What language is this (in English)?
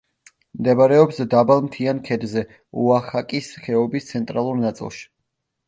Georgian